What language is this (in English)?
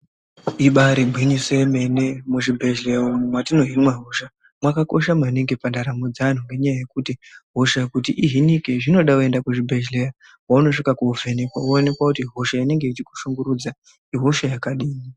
Ndau